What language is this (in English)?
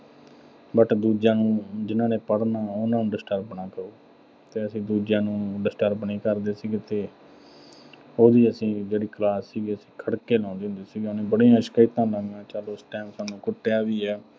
Punjabi